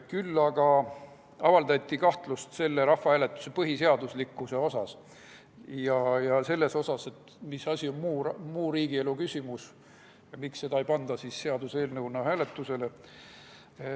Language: Estonian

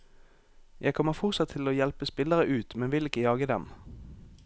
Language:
Norwegian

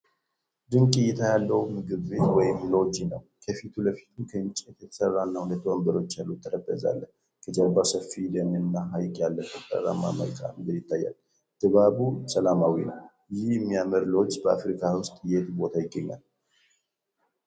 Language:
Amharic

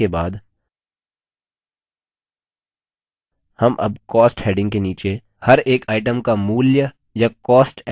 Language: Hindi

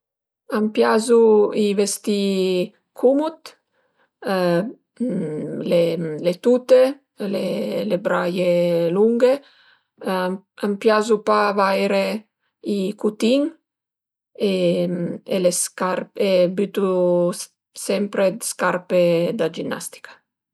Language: Piedmontese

